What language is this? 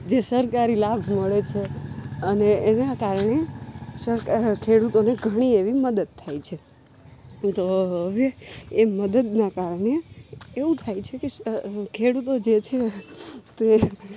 Gujarati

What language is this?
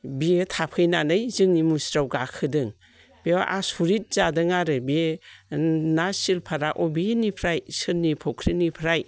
Bodo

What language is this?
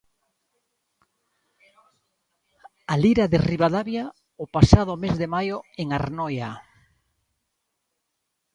Galician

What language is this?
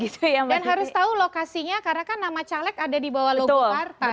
Indonesian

